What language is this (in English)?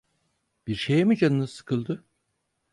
Turkish